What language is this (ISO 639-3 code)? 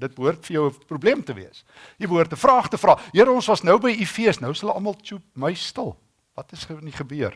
nld